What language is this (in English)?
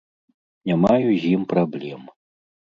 Belarusian